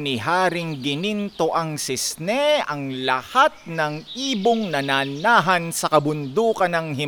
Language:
Filipino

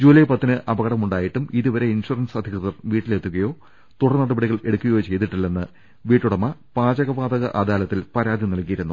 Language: Malayalam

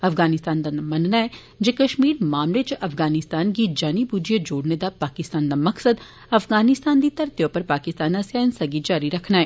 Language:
Dogri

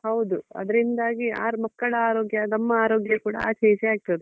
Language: Kannada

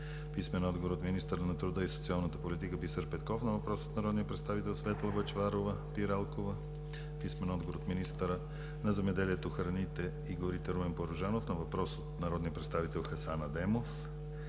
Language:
Bulgarian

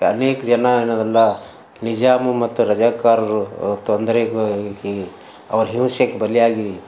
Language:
Kannada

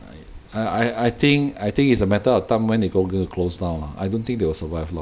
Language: English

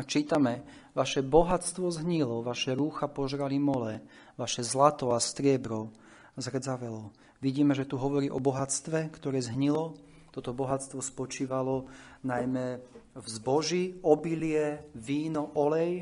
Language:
Slovak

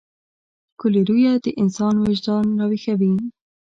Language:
Pashto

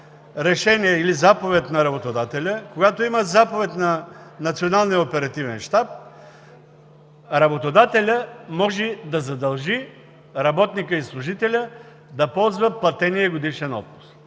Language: Bulgarian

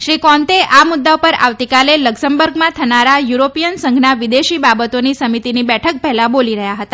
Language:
Gujarati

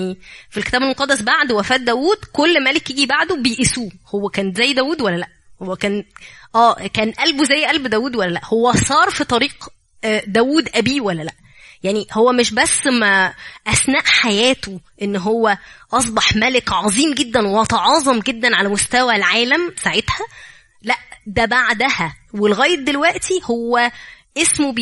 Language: Arabic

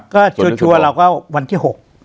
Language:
Thai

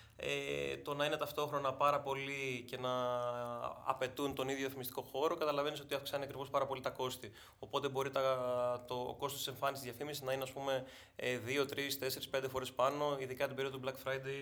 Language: Greek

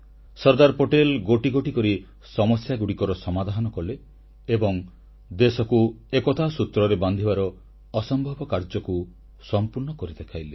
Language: Odia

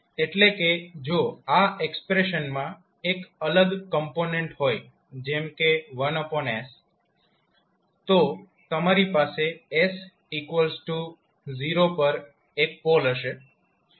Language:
Gujarati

